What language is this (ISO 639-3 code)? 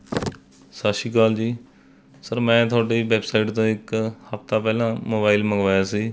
pan